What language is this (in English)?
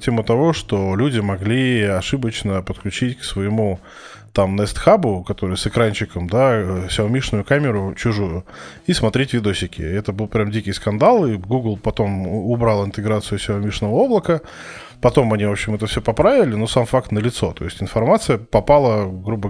Russian